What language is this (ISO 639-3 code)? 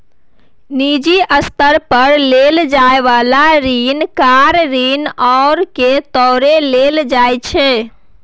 mai